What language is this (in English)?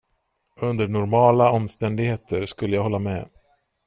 Swedish